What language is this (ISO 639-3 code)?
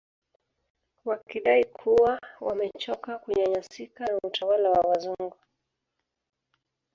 swa